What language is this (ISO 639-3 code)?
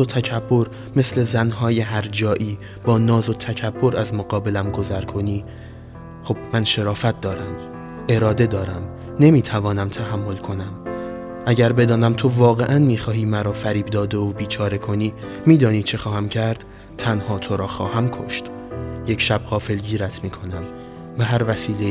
fas